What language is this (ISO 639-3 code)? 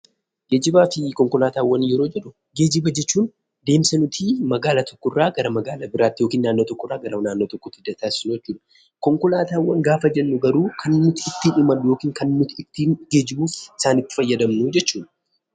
orm